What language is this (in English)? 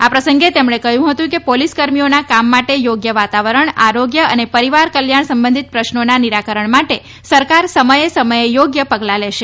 Gujarati